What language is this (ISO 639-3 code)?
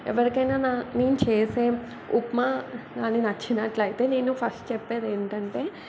tel